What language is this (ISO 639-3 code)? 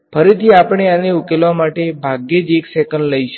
guj